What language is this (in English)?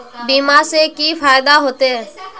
Magahi